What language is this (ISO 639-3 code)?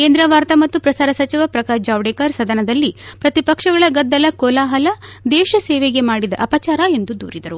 kan